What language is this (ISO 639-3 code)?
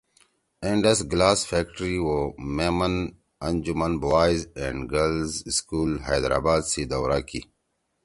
trw